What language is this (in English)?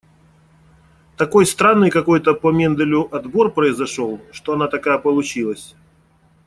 Russian